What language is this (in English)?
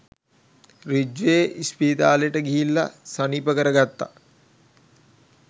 Sinhala